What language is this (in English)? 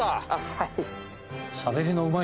Japanese